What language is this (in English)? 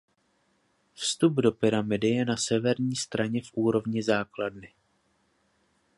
Czech